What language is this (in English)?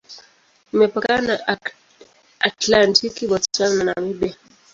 Swahili